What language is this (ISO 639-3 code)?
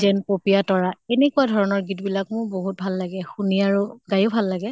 asm